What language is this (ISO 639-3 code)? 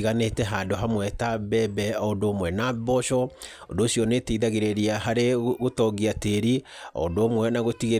kik